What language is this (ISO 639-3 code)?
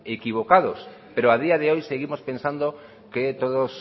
spa